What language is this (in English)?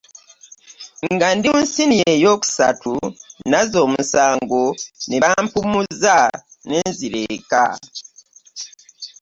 Ganda